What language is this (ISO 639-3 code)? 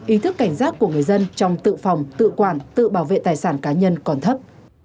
vie